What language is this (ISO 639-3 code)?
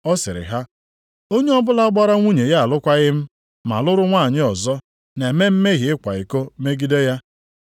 ibo